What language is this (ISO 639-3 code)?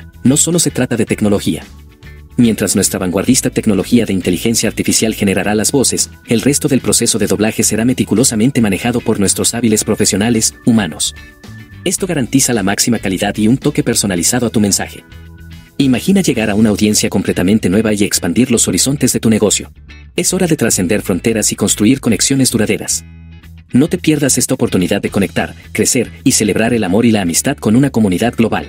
spa